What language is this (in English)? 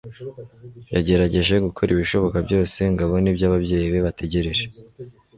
Kinyarwanda